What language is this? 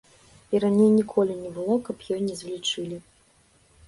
Belarusian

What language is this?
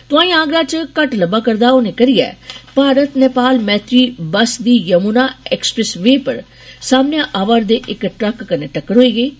Dogri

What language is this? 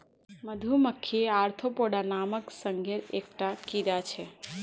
Magahi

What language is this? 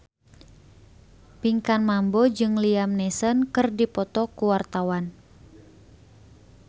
Sundanese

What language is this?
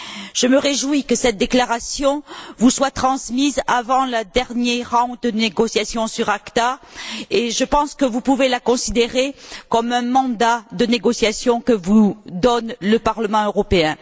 French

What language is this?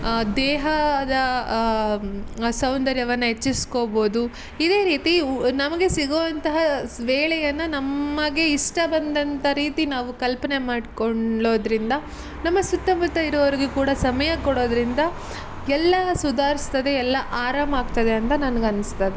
Kannada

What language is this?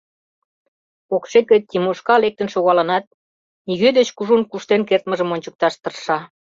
Mari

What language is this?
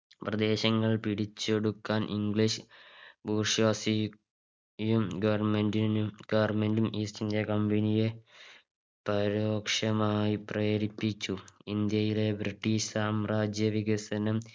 Malayalam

